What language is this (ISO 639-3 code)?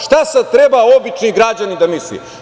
srp